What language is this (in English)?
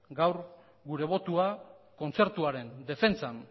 Basque